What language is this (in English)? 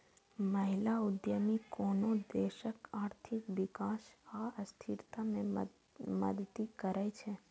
Maithili